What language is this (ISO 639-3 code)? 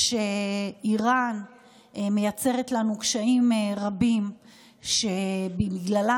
heb